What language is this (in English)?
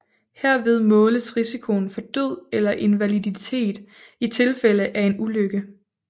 Danish